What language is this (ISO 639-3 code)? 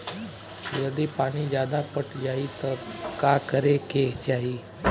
bho